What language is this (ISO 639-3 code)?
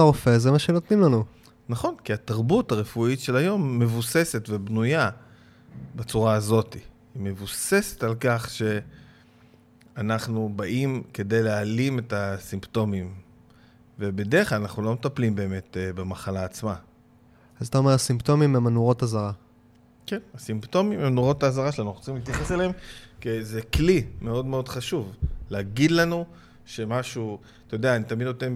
heb